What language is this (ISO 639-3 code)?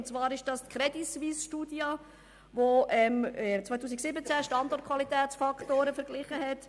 gsw